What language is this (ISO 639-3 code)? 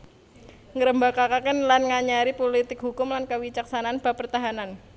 jav